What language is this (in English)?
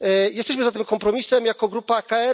Polish